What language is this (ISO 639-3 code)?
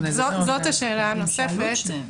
heb